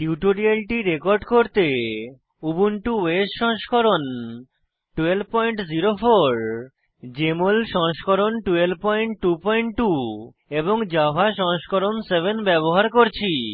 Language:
Bangla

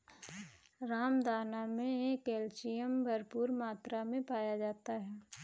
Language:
Hindi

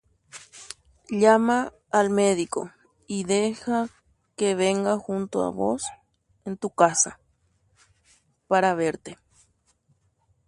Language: Guarani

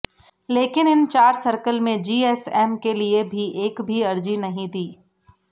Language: Hindi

